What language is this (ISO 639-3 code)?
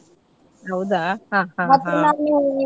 kan